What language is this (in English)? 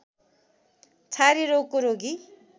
Nepali